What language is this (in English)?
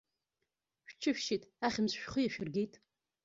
Abkhazian